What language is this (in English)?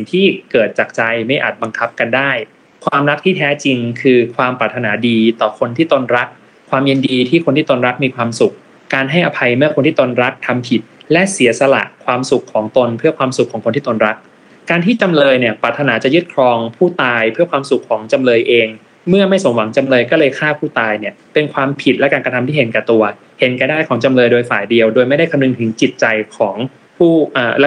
Thai